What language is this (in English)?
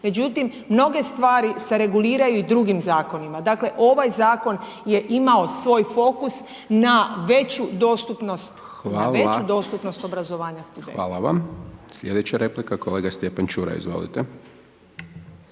Croatian